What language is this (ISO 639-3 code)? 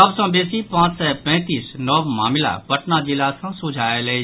mai